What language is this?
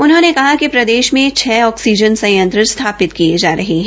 Hindi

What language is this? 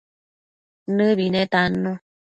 Matsés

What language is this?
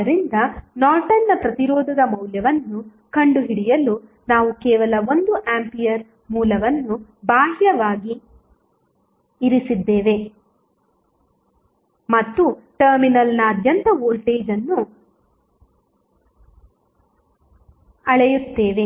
Kannada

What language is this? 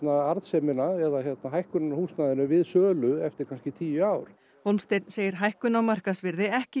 Icelandic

